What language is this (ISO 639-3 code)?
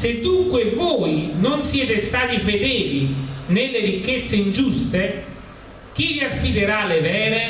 ita